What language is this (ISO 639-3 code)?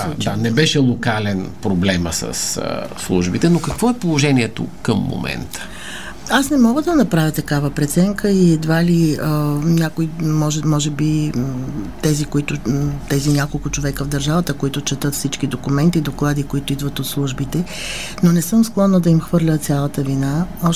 bul